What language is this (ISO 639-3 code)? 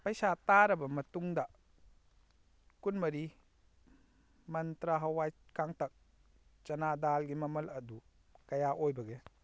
mni